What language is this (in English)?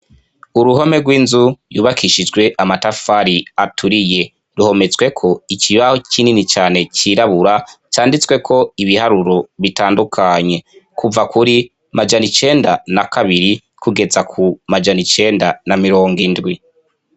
Rundi